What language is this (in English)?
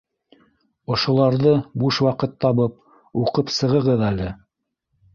Bashkir